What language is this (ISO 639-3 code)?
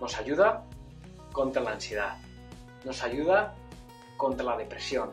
spa